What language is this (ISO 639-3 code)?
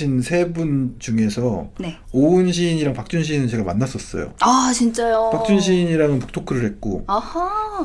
kor